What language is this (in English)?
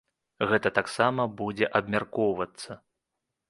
Belarusian